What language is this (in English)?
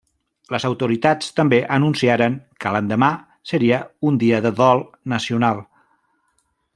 Catalan